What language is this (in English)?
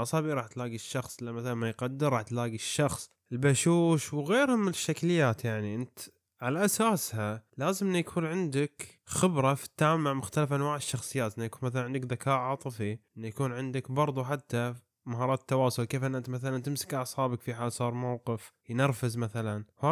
Arabic